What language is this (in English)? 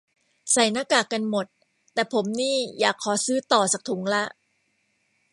Thai